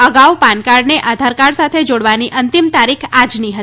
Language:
Gujarati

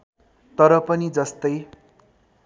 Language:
Nepali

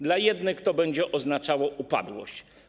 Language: Polish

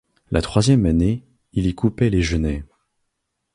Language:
French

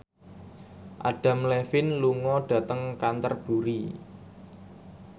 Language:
Javanese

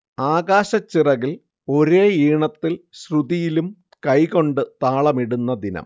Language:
Malayalam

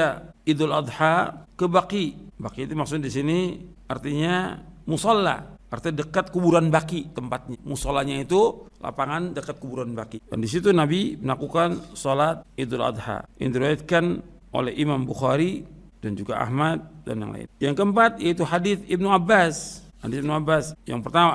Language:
Indonesian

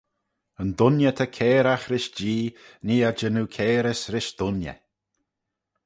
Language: Manx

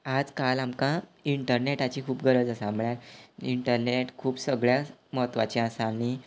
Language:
Konkani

